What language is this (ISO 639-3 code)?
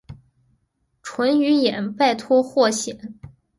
zho